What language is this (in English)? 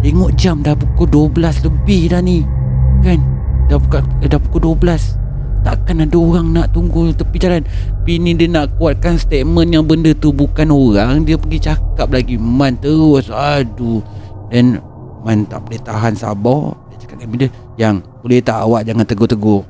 Malay